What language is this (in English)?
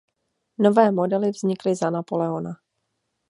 Czech